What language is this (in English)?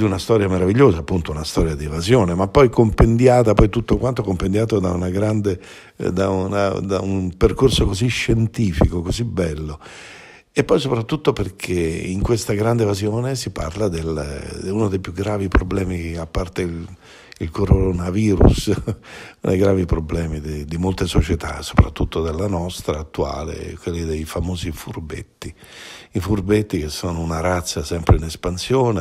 Italian